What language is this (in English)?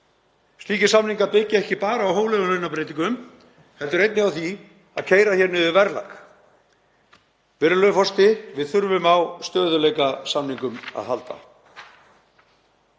Icelandic